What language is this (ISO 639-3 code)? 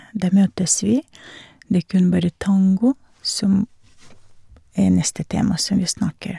nor